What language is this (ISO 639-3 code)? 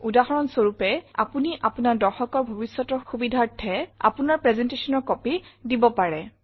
asm